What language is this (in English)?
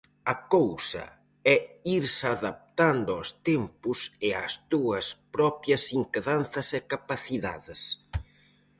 Galician